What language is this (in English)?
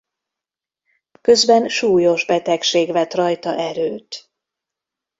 Hungarian